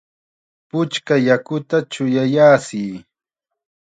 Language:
Chiquián Ancash Quechua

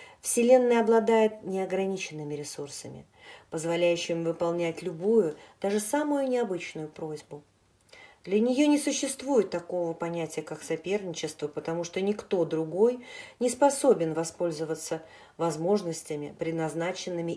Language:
Russian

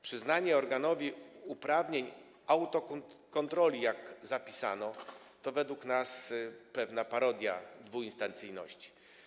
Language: Polish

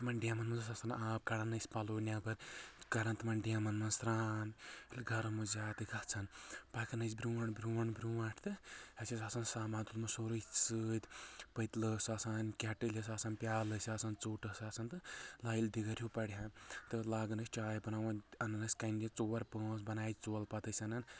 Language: Kashmiri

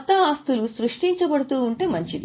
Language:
Telugu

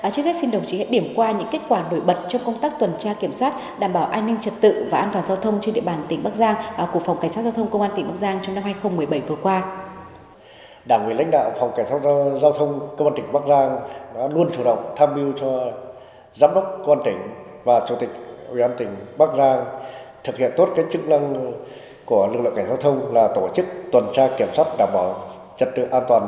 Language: Vietnamese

